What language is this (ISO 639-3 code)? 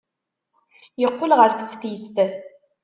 kab